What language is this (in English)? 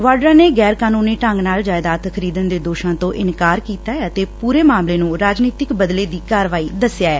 Punjabi